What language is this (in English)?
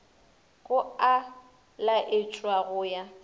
Northern Sotho